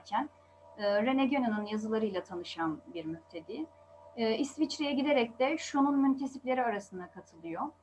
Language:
Turkish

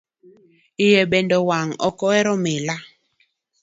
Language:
Luo (Kenya and Tanzania)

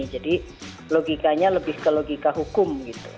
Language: Indonesian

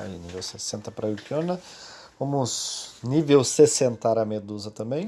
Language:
Portuguese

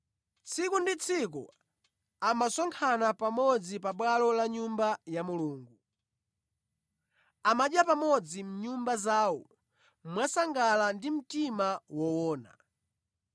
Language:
Nyanja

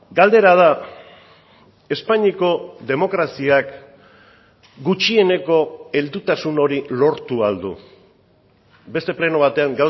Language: Basque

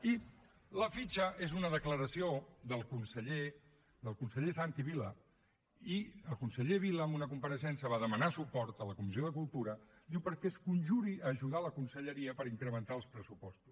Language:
Catalan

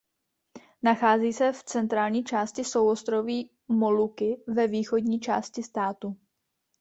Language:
Czech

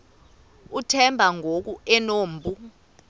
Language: Xhosa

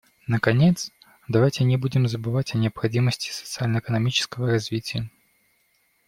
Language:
Russian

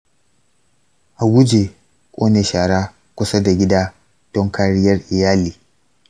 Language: Hausa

